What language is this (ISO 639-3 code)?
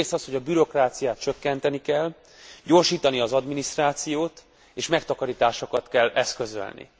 hun